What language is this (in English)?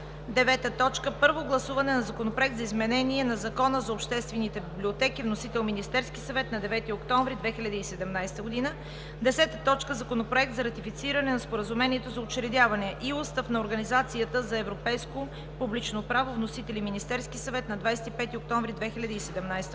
Bulgarian